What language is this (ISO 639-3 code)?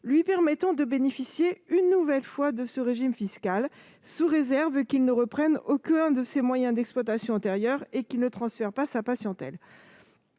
fra